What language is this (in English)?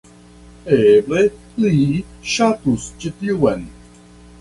Esperanto